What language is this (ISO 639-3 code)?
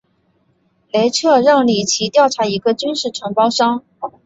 zho